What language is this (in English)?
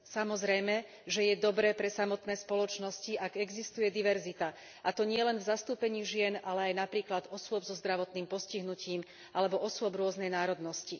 Slovak